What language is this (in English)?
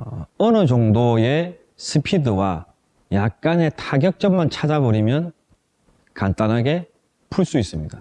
Korean